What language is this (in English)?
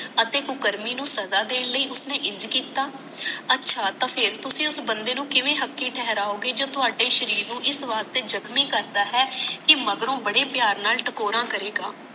Punjabi